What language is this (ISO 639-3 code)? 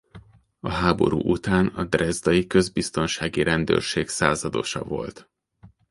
hun